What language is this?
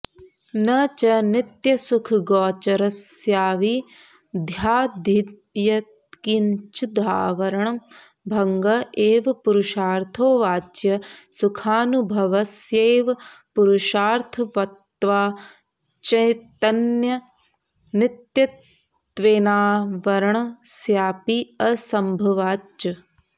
Sanskrit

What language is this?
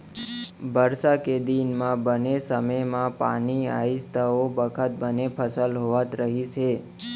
Chhattisgarhi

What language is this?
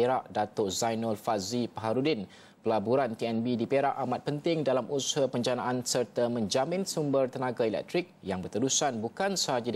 Malay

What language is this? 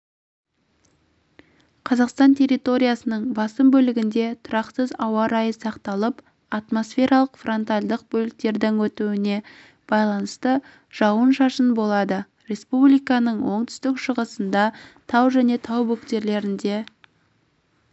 Kazakh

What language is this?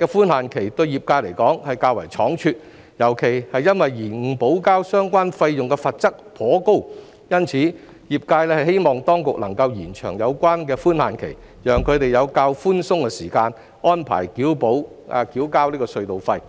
Cantonese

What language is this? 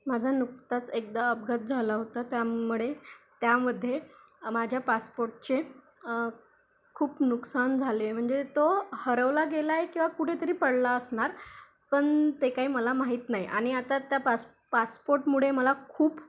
Marathi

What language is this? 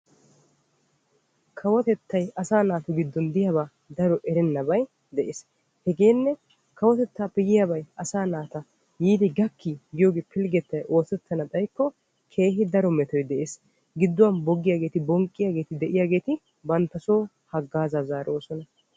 Wolaytta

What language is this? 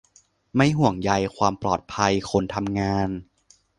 Thai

